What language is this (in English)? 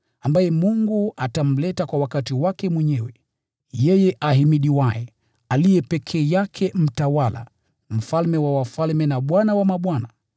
Swahili